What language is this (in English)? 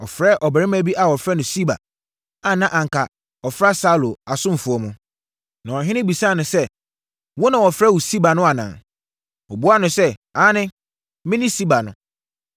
Akan